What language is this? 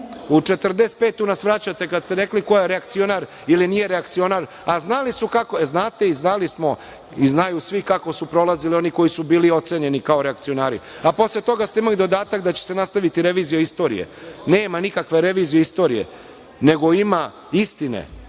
Serbian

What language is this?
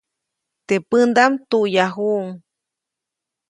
Copainalá Zoque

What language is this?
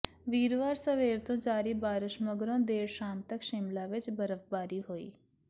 Punjabi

